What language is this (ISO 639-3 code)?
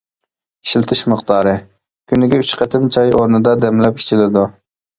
uig